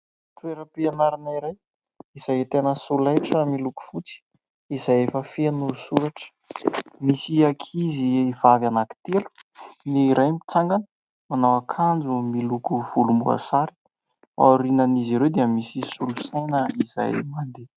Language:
Malagasy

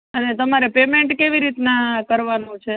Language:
Gujarati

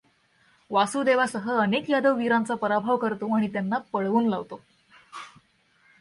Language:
Marathi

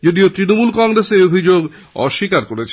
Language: Bangla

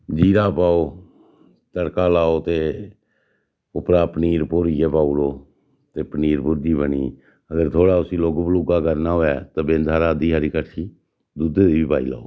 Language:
Dogri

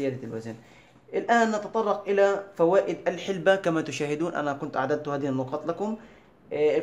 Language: Arabic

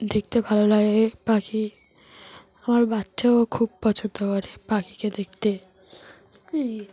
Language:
Bangla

